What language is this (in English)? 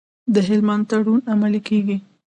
Pashto